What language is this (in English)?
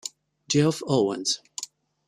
Italian